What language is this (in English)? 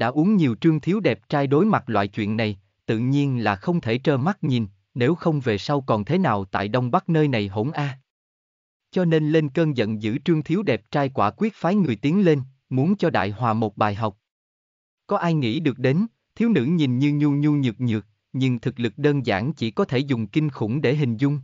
Vietnamese